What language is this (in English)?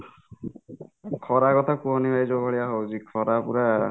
Odia